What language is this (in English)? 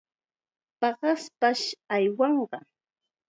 Chiquián Ancash Quechua